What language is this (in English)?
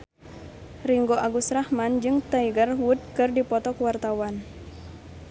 Sundanese